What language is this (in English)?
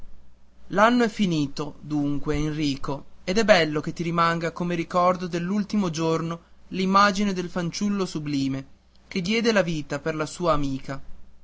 Italian